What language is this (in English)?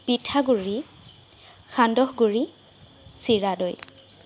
Assamese